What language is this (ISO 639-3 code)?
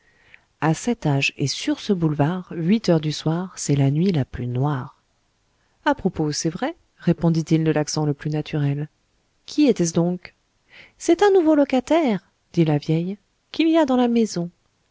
fra